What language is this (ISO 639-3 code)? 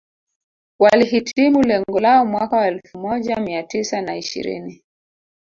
swa